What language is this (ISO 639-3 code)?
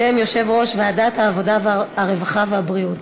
heb